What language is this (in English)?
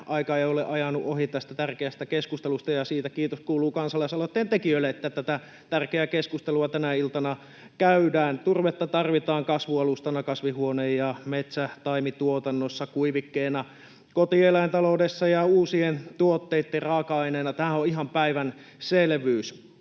Finnish